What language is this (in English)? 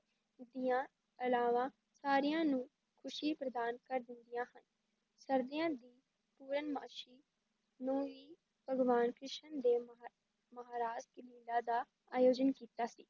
Punjabi